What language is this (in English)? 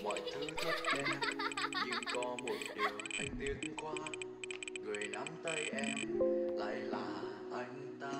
Vietnamese